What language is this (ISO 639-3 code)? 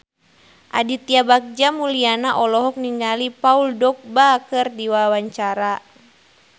sun